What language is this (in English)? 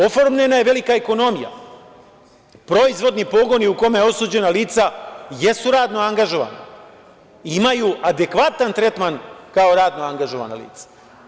Serbian